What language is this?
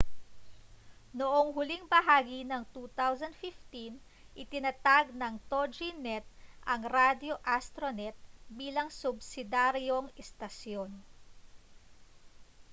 Filipino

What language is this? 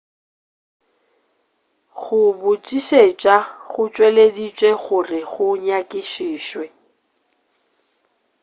Northern Sotho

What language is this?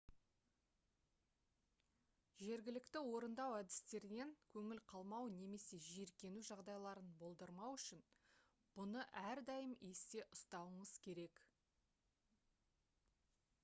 Kazakh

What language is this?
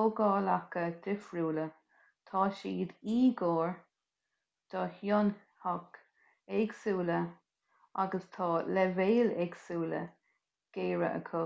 Irish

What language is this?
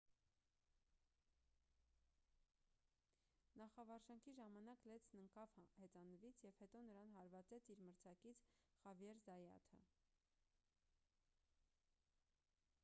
Armenian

